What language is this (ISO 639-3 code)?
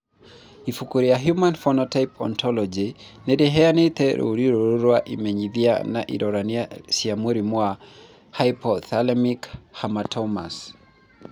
kik